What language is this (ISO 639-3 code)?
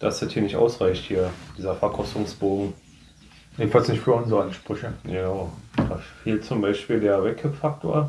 deu